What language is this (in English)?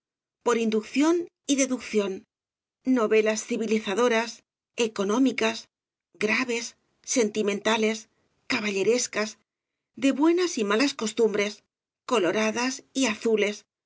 Spanish